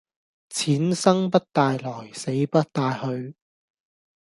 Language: Cantonese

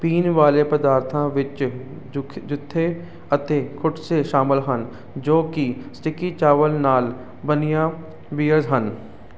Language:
Punjabi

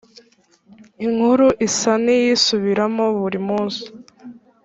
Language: Kinyarwanda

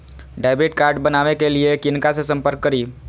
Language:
Maithili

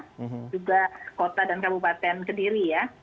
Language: Indonesian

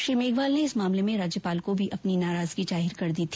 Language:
Hindi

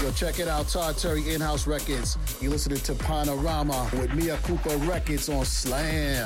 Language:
Dutch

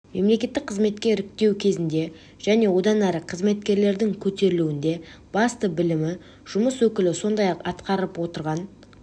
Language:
Kazakh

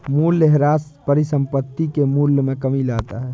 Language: Hindi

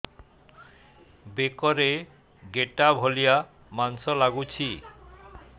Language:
Odia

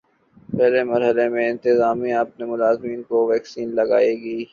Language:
Urdu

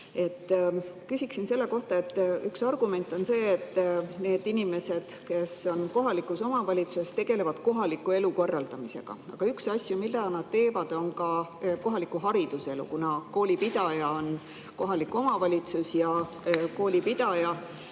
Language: Estonian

